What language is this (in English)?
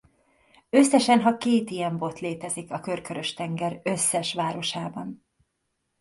Hungarian